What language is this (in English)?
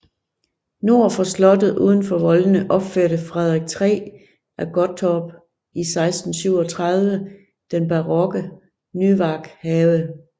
Danish